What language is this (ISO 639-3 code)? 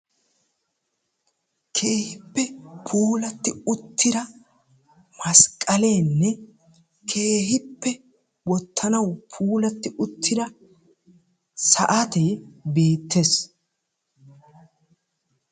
wal